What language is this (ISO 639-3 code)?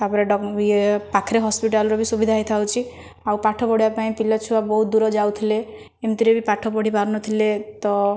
ori